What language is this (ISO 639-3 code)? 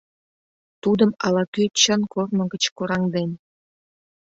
chm